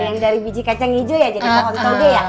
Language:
Indonesian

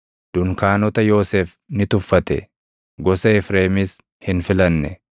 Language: Oromo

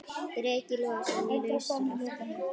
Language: Icelandic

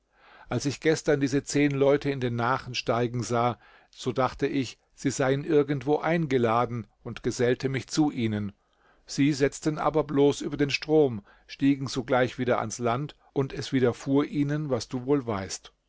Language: German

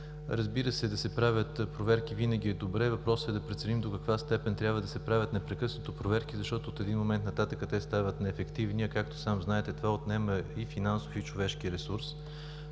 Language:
Bulgarian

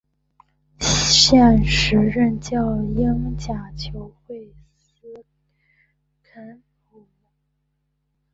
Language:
Chinese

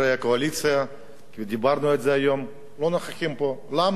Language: Hebrew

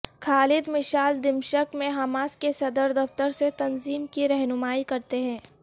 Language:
Urdu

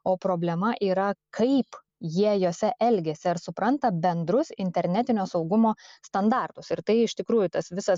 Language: Lithuanian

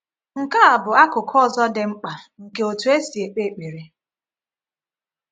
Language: Igbo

